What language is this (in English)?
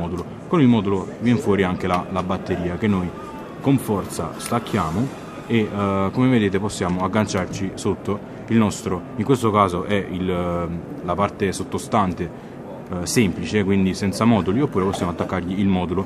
Italian